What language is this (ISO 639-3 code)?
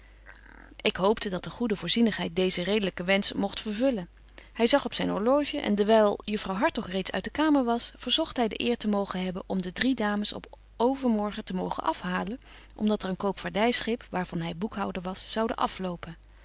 nld